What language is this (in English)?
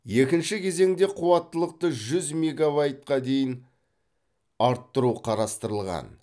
Kazakh